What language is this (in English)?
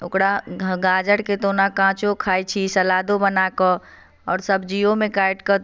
Maithili